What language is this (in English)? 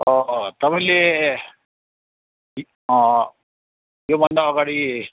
Nepali